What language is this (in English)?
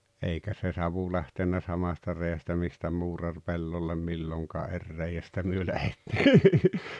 Finnish